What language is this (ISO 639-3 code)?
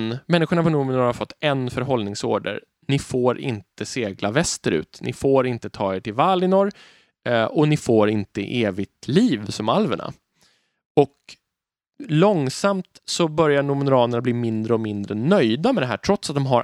swe